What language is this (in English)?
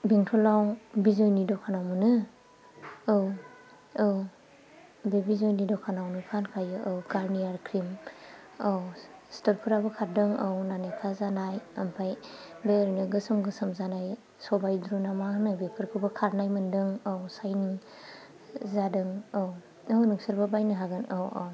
Bodo